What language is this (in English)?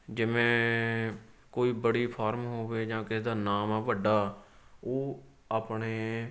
Punjabi